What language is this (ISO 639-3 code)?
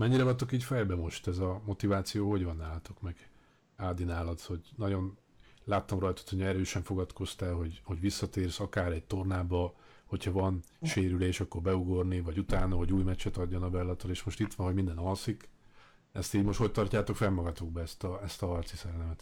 hun